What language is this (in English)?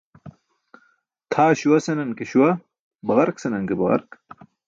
Burushaski